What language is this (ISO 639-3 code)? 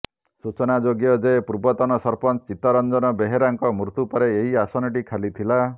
ori